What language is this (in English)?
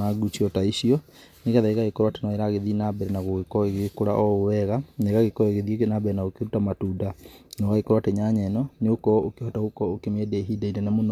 Kikuyu